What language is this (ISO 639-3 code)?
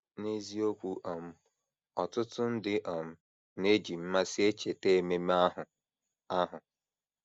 ibo